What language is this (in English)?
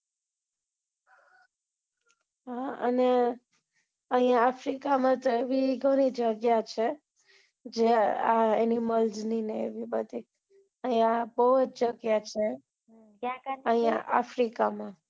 Gujarati